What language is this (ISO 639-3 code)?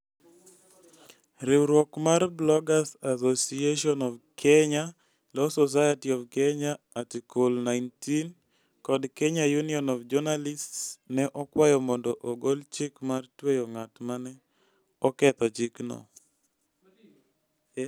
luo